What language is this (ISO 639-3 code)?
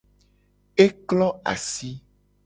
gej